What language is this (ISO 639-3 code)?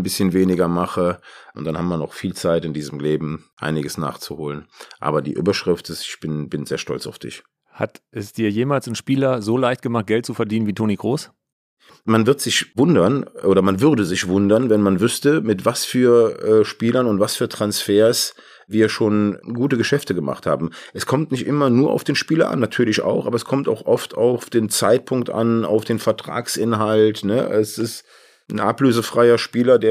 deu